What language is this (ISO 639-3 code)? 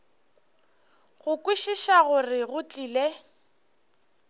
nso